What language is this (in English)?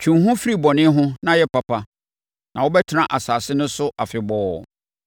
Akan